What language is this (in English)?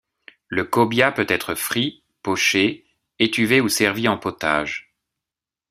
French